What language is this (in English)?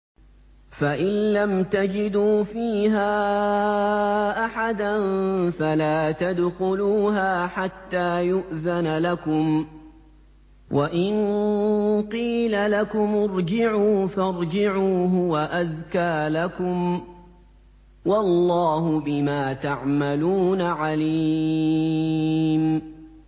Arabic